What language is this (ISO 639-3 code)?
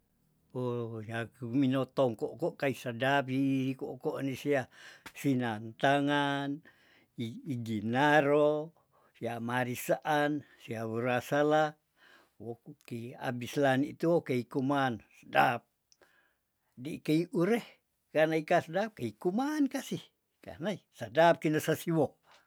tdn